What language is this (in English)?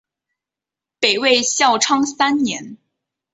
Chinese